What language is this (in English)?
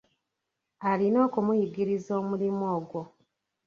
Ganda